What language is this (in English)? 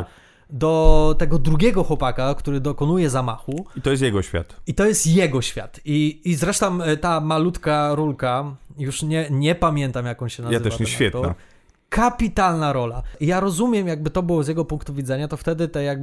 Polish